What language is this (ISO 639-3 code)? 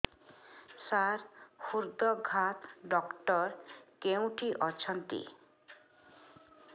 ori